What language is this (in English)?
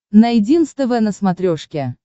Russian